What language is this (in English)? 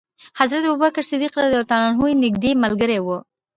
Pashto